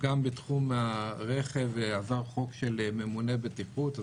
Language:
Hebrew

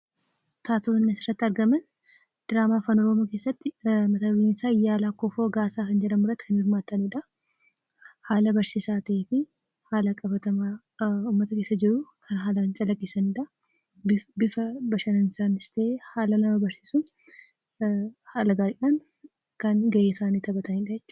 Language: Oromo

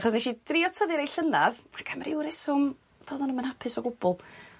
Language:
Welsh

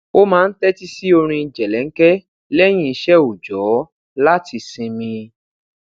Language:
Yoruba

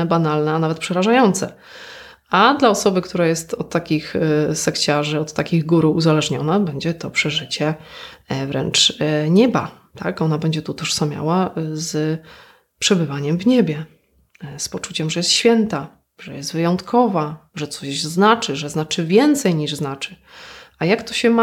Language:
Polish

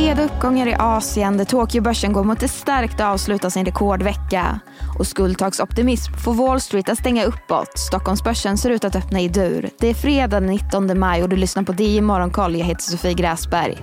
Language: Swedish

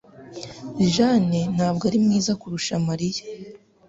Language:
Kinyarwanda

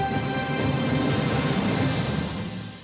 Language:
Vietnamese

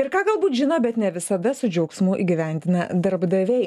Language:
Lithuanian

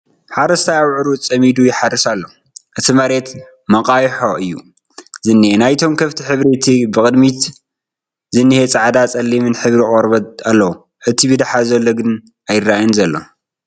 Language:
Tigrinya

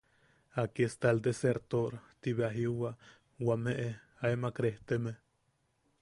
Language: Yaqui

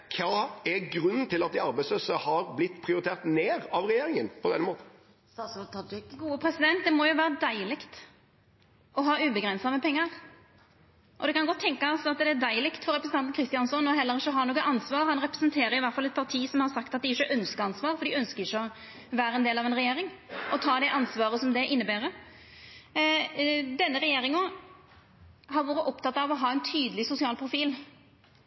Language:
Norwegian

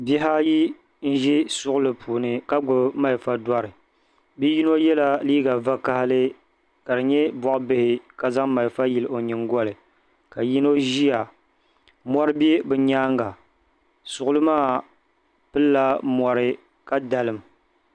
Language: Dagbani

